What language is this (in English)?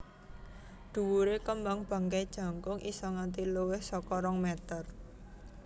Javanese